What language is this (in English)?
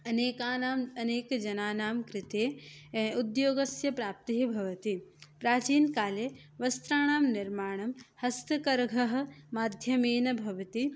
Sanskrit